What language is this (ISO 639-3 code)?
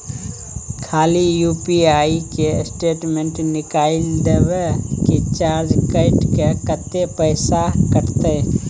mai